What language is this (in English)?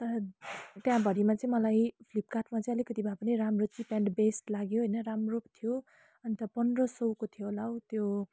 Nepali